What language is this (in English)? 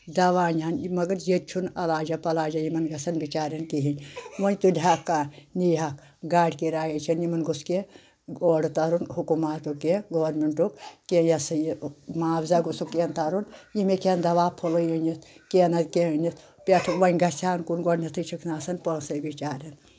Kashmiri